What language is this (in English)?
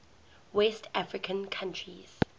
English